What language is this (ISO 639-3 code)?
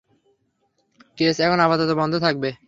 ben